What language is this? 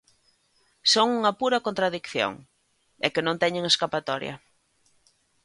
Galician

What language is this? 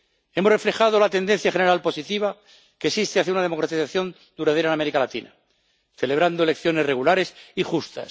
Spanish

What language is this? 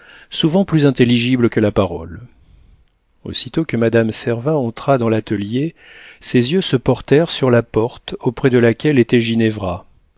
French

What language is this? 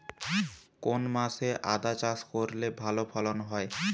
Bangla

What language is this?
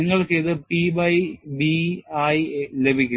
Malayalam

